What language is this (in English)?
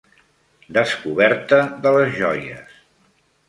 Catalan